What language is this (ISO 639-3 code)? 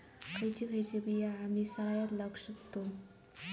mar